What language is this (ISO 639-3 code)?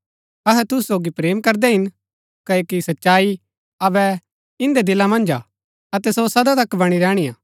gbk